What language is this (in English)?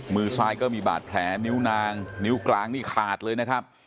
Thai